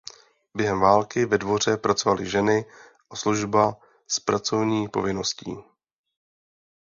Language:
Czech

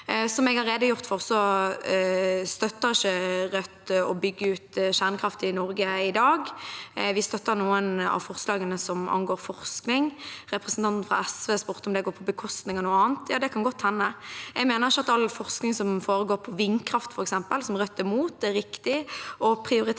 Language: Norwegian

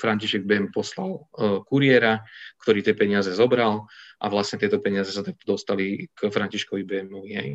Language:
Slovak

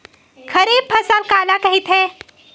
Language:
Chhattisgarhi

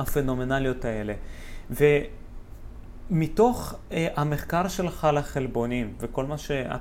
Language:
Hebrew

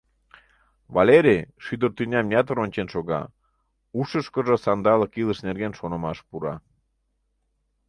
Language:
Mari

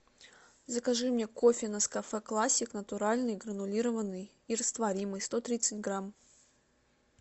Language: Russian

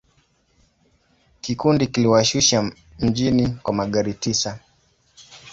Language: Swahili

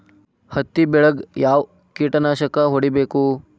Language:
Kannada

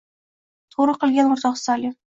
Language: Uzbek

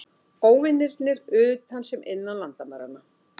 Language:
Icelandic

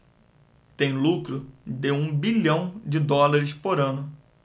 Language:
Portuguese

